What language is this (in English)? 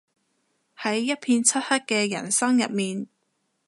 Cantonese